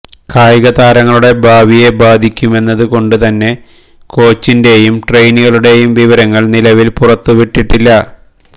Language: Malayalam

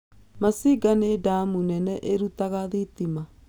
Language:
Kikuyu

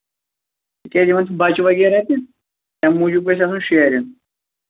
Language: Kashmiri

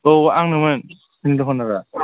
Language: Bodo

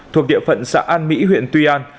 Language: Vietnamese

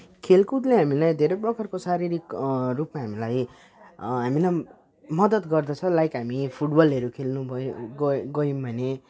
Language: Nepali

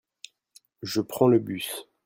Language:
French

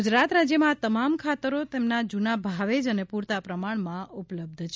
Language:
Gujarati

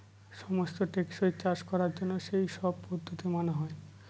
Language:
Bangla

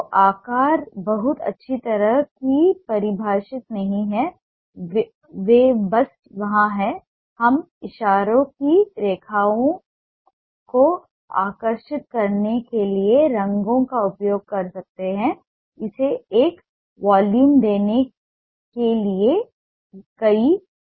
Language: Hindi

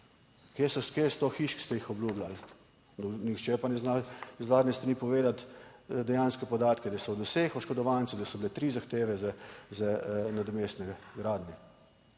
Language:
Slovenian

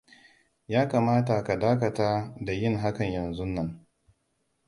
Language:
Hausa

